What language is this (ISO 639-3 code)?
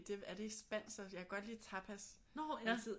dan